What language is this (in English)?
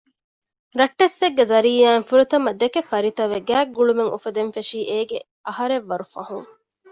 Divehi